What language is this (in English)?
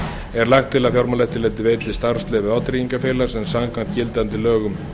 Icelandic